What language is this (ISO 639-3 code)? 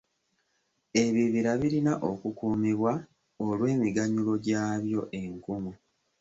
lug